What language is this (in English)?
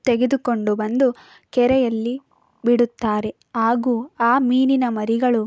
Kannada